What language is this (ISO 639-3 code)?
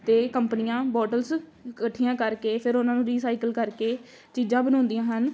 pan